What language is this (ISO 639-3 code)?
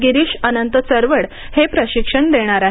mar